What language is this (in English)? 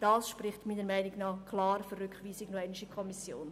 Swiss German